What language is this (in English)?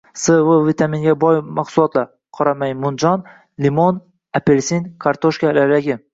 Uzbek